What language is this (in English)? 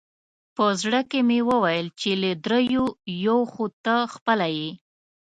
Pashto